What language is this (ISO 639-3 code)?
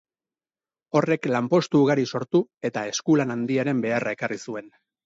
eus